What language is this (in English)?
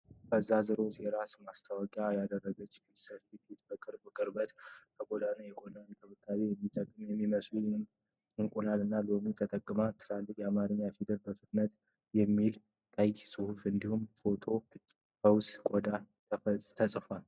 Amharic